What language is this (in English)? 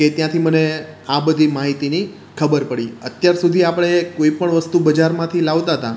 Gujarati